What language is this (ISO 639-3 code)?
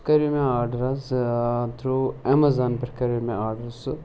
kas